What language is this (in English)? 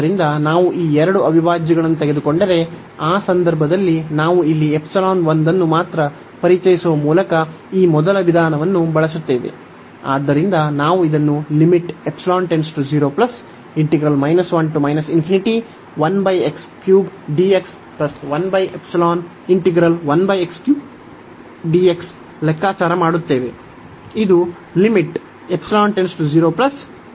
Kannada